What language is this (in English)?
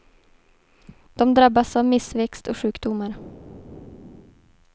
Swedish